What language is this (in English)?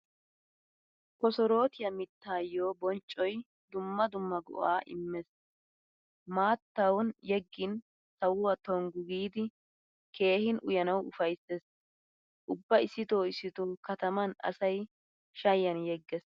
Wolaytta